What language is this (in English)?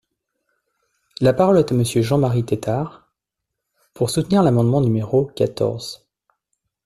French